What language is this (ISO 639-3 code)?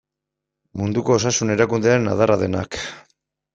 eus